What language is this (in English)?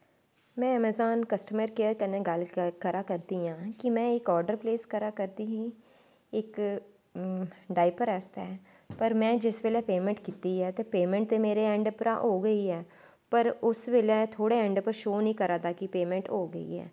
Dogri